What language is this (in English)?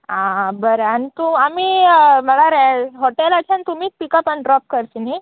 Konkani